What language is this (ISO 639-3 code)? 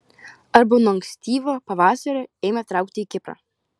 lit